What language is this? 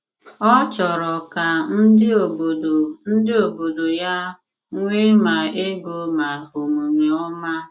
Igbo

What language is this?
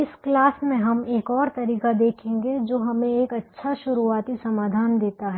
Hindi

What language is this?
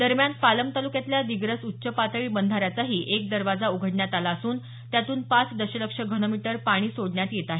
Marathi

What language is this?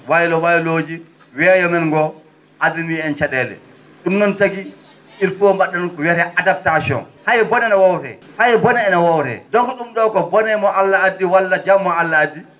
Fula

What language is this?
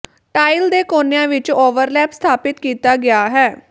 Punjabi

